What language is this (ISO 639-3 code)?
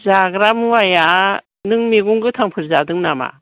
brx